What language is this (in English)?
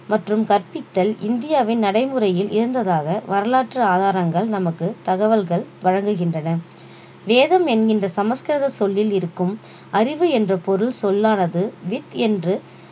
Tamil